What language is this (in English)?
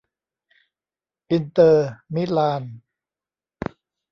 Thai